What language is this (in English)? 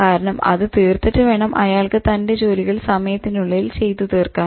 Malayalam